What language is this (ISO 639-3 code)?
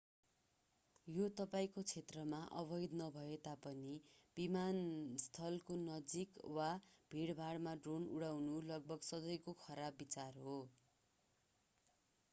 nep